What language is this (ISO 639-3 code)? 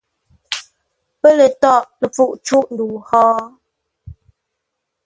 nla